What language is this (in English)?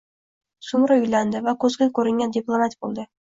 Uzbek